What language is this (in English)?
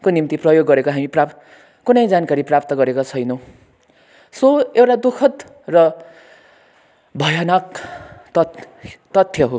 Nepali